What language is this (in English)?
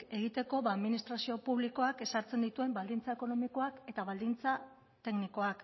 Basque